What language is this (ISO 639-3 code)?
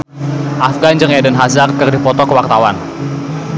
sun